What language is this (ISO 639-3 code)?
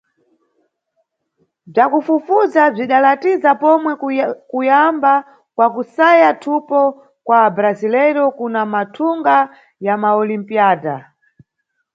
nyu